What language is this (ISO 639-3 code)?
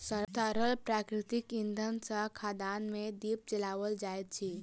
mai